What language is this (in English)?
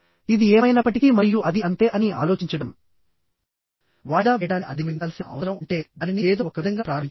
Telugu